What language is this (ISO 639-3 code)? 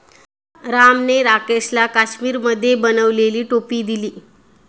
mar